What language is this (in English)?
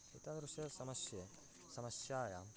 Sanskrit